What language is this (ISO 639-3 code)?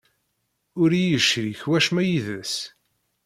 kab